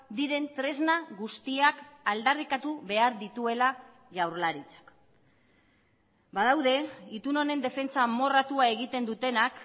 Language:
Basque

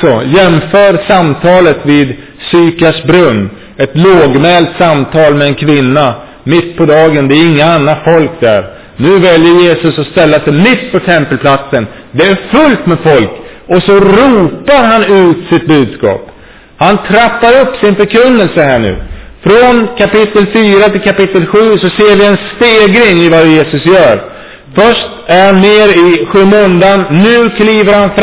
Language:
Swedish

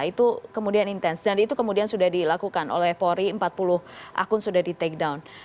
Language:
Indonesian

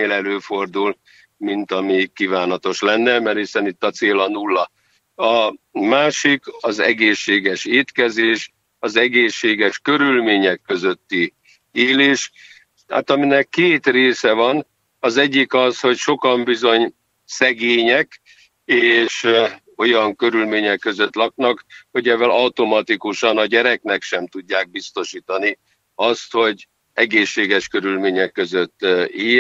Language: Hungarian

